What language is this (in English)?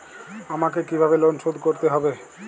Bangla